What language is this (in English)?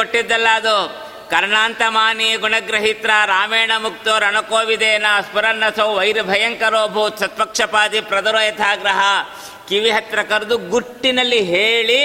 Kannada